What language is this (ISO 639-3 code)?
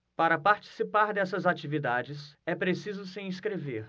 por